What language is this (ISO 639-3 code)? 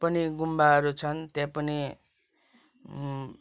nep